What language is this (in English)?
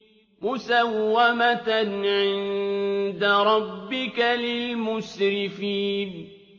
Arabic